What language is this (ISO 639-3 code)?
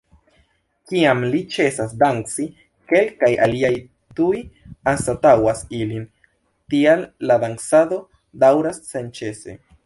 epo